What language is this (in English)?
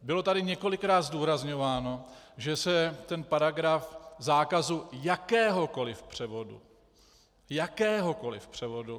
Czech